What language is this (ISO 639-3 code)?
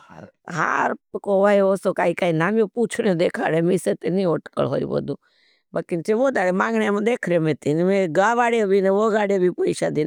bhb